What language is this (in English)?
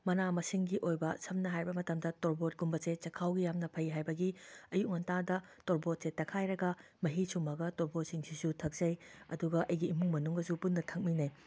Manipuri